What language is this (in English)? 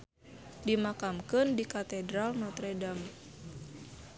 Sundanese